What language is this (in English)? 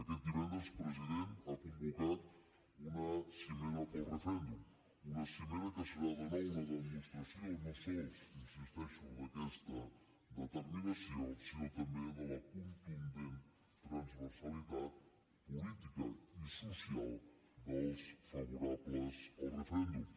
Catalan